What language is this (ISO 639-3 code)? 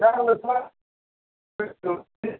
tam